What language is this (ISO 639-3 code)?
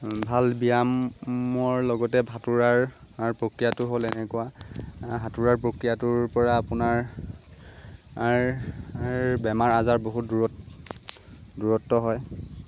asm